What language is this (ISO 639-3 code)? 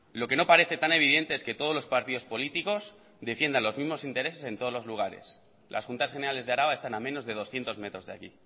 spa